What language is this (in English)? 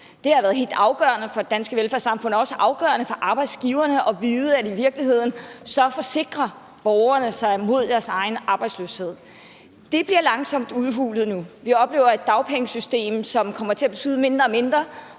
Danish